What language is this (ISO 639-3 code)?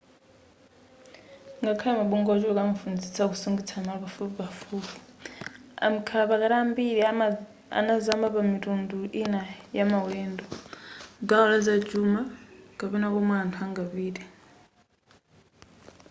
nya